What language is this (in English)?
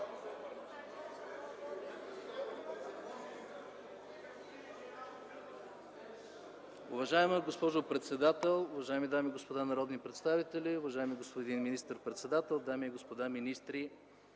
Bulgarian